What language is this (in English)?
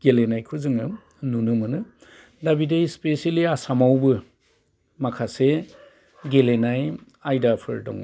Bodo